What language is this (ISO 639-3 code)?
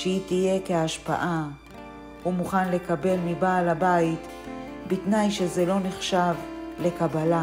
heb